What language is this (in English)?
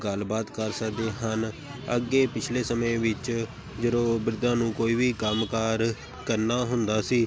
Punjabi